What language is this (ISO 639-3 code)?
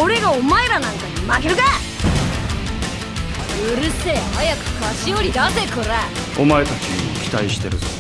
jpn